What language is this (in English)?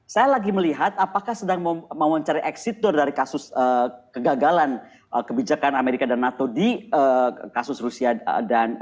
Indonesian